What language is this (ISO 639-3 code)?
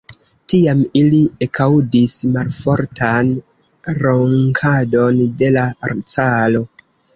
epo